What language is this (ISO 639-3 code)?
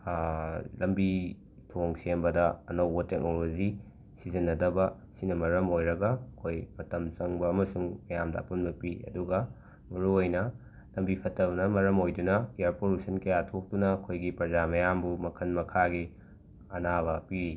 mni